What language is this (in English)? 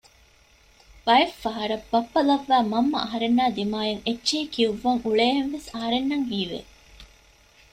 Divehi